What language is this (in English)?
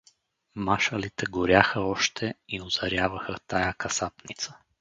Bulgarian